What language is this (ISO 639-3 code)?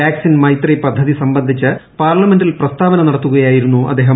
mal